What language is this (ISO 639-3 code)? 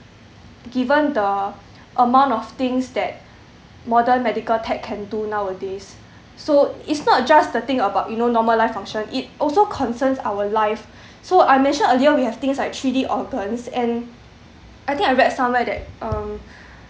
eng